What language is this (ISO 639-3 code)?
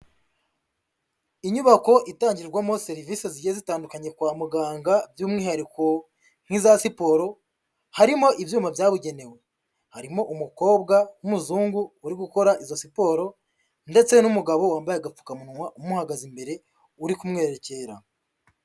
kin